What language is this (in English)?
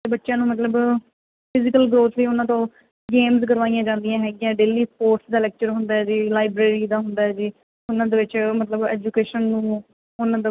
Punjabi